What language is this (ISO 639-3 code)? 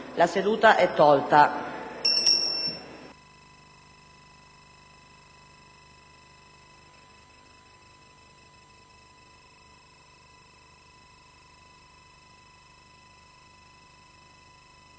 ita